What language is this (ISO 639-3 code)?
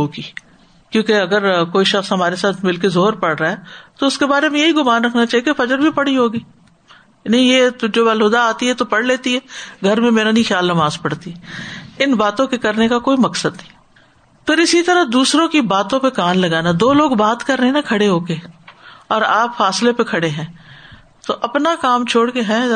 urd